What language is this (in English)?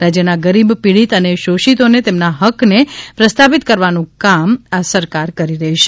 Gujarati